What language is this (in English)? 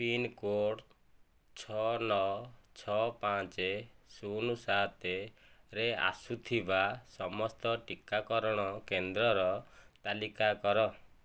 Odia